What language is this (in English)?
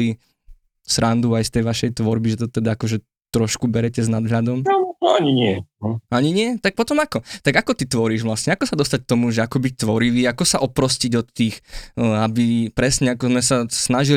Slovak